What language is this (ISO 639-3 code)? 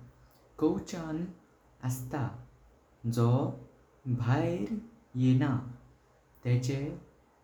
kok